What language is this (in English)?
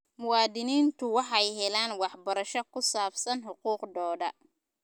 Somali